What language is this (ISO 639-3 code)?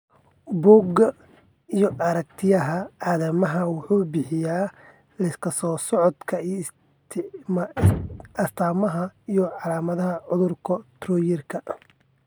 som